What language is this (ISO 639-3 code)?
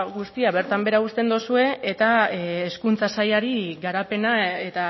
eus